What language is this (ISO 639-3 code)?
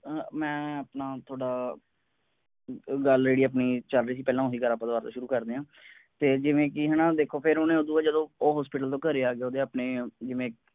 pan